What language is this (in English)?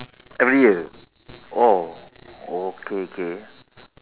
English